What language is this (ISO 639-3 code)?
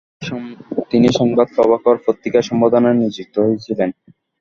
ben